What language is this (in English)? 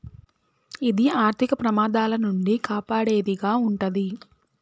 Telugu